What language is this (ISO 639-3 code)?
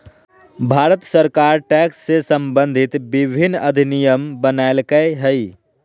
mag